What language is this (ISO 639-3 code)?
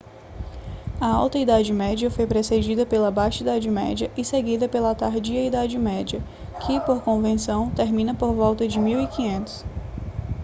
por